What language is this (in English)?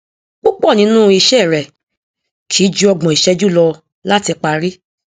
Yoruba